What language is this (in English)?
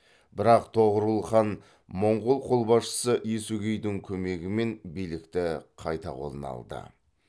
Kazakh